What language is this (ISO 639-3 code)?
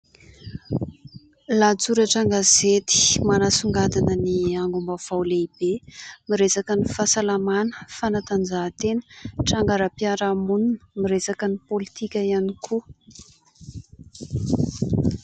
mlg